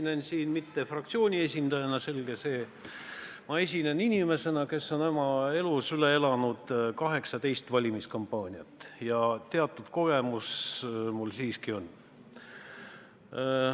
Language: Estonian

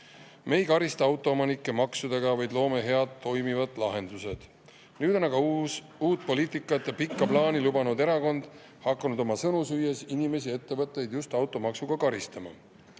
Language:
Estonian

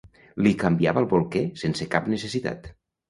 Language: Catalan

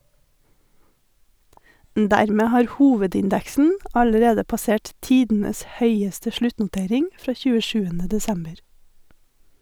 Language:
Norwegian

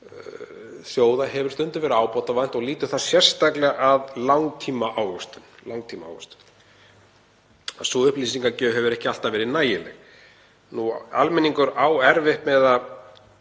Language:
Icelandic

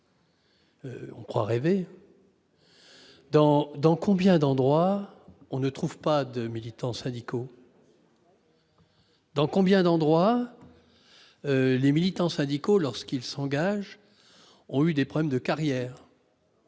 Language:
French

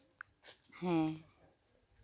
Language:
Santali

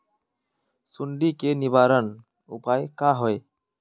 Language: Magahi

